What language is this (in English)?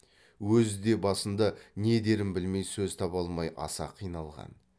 Kazakh